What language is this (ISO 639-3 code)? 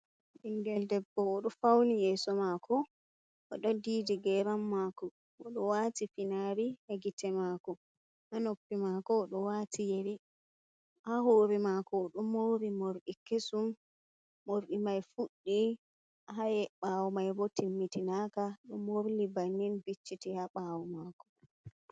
ful